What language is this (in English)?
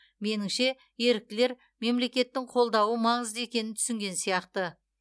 Kazakh